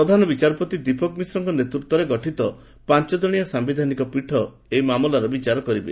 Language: Odia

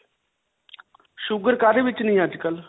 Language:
Punjabi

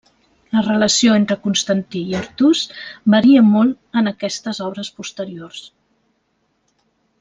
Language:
Catalan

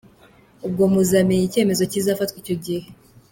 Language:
Kinyarwanda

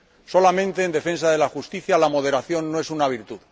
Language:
Spanish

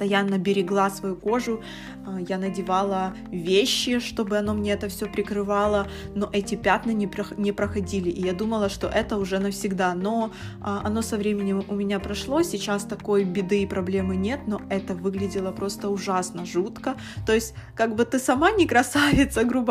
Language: Russian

